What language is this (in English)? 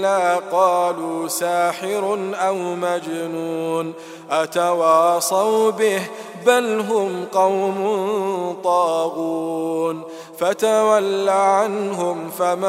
Arabic